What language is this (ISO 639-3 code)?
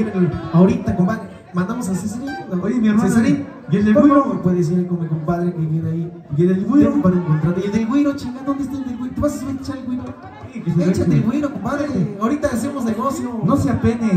spa